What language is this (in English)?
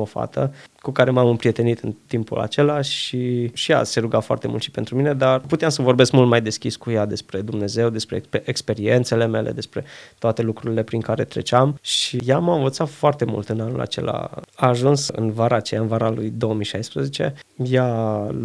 Romanian